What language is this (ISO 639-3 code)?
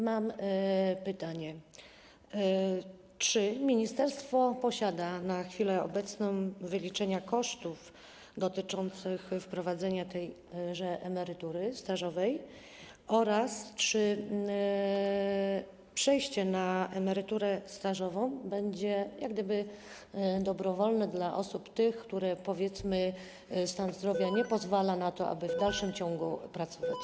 pol